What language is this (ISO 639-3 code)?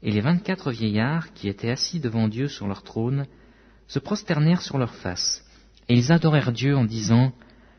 fra